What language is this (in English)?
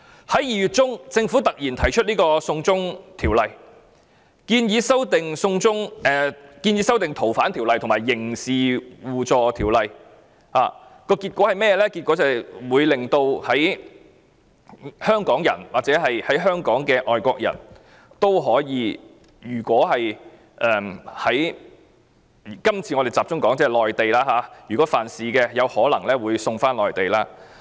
Cantonese